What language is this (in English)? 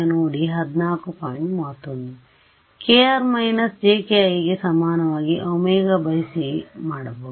Kannada